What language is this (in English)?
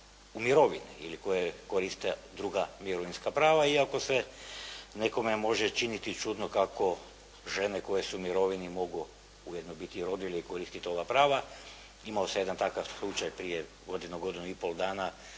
Croatian